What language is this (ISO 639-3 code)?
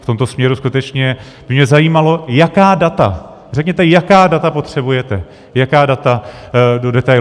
ces